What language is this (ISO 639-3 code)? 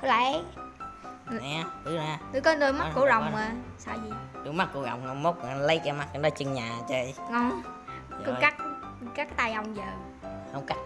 vie